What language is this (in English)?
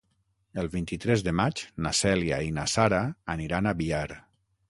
Catalan